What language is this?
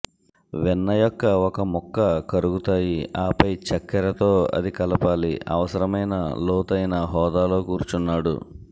Telugu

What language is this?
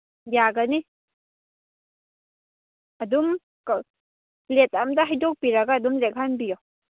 Manipuri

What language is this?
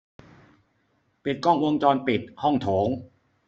Thai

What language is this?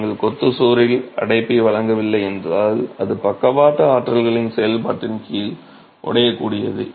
Tamil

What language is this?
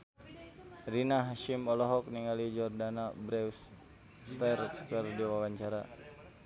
Sundanese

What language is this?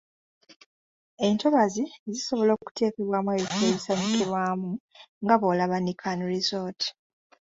Ganda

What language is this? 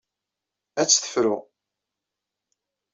Kabyle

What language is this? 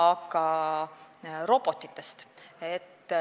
Estonian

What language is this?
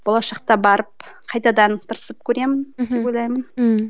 Kazakh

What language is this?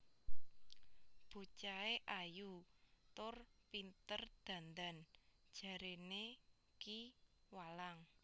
Javanese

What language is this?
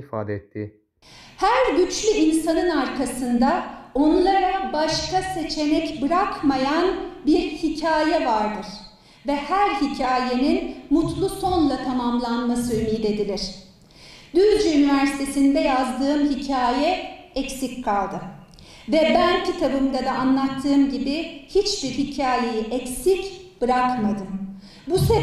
Turkish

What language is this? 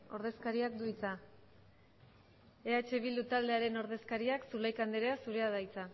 Basque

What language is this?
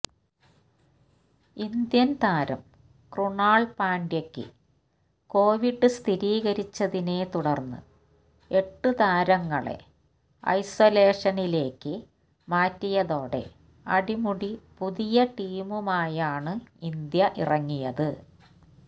Malayalam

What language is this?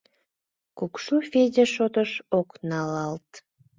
Mari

